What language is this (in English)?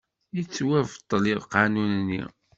Kabyle